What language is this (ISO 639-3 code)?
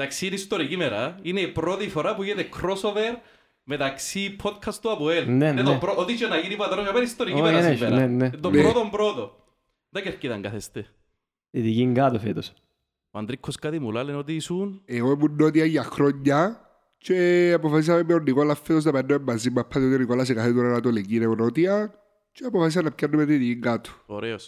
ell